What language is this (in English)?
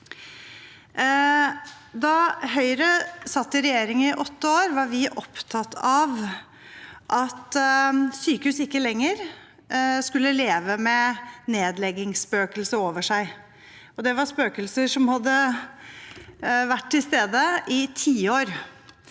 Norwegian